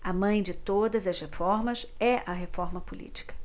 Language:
Portuguese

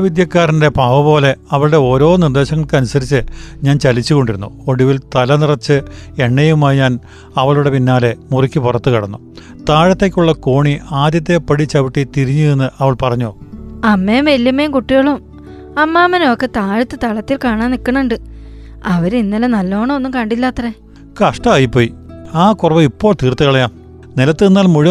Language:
Malayalam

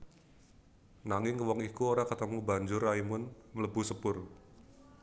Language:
Javanese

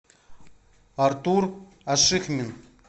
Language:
Russian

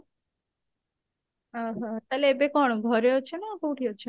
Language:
Odia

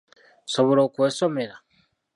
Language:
Ganda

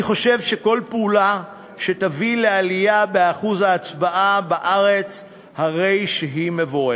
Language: Hebrew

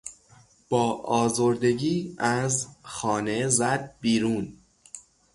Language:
Persian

